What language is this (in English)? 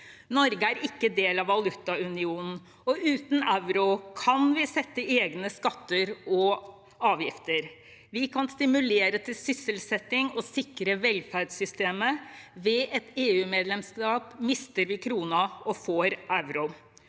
Norwegian